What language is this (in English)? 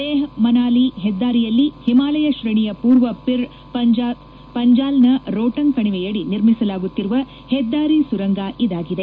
Kannada